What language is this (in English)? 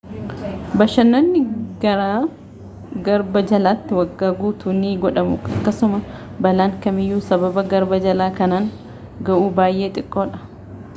Oromo